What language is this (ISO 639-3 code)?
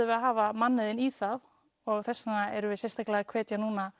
isl